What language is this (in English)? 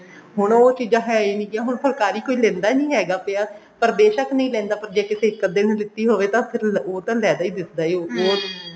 Punjabi